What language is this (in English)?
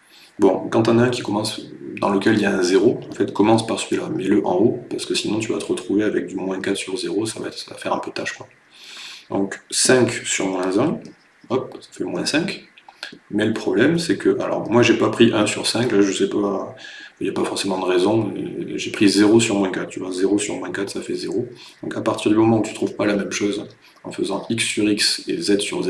French